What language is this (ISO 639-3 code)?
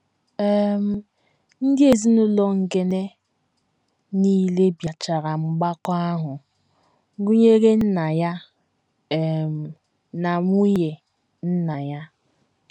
ibo